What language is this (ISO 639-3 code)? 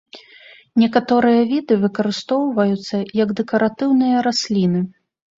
bel